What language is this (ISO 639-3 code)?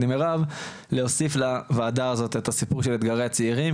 heb